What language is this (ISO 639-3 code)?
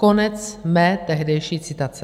ces